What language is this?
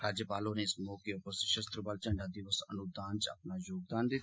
Dogri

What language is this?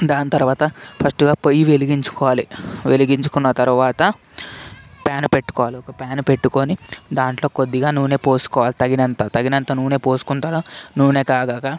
Telugu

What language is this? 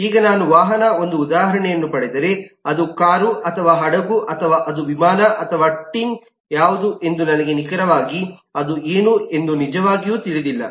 Kannada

